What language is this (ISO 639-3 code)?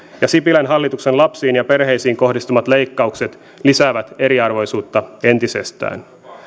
fin